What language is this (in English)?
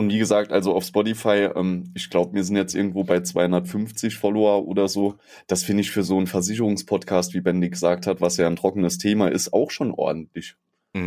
German